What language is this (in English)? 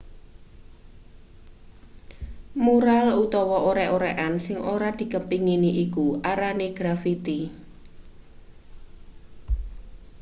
Javanese